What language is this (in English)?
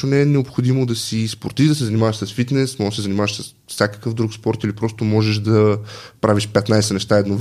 Bulgarian